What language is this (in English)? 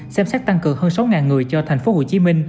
Vietnamese